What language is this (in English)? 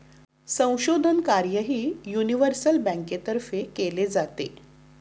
Marathi